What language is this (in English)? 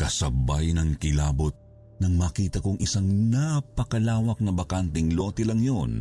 Filipino